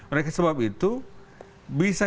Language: Indonesian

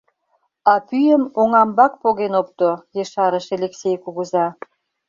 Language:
Mari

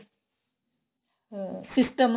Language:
Punjabi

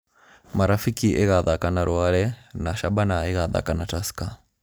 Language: Kikuyu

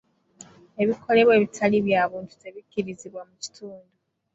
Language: Ganda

